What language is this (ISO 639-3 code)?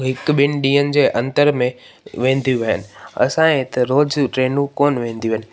snd